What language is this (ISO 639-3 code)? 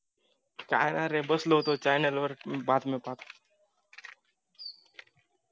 mar